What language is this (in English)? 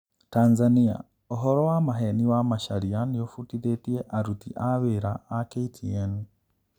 Kikuyu